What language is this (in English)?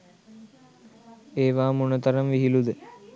Sinhala